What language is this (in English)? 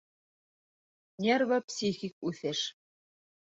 Bashkir